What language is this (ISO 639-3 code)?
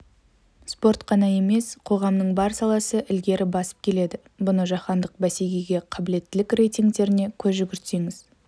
kaz